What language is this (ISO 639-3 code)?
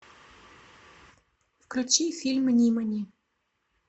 rus